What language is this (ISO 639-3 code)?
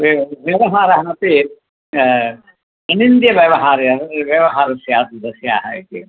san